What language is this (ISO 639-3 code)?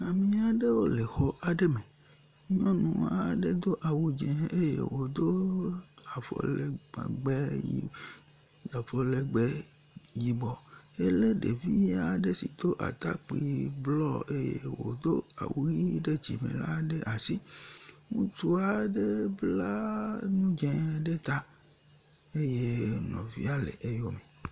ewe